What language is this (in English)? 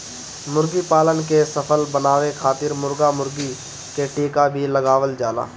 Bhojpuri